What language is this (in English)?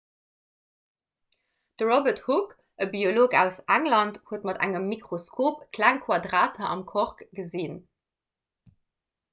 Luxembourgish